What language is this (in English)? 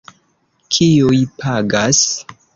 Esperanto